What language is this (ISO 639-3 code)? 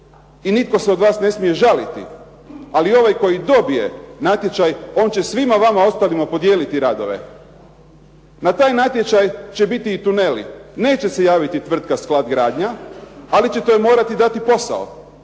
hrv